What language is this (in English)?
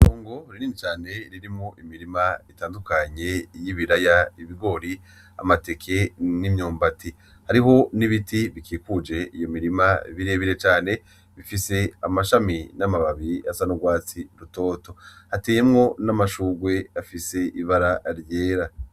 Rundi